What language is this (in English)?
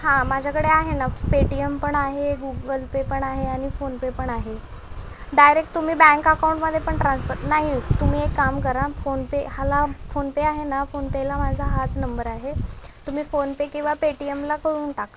Marathi